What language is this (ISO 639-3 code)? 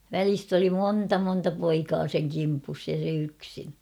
fin